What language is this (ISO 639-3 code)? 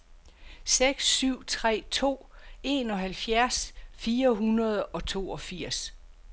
dan